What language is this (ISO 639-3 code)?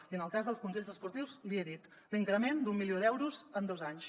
cat